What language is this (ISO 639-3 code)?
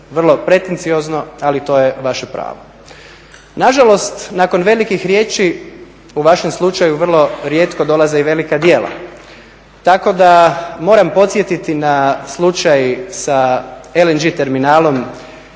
hrv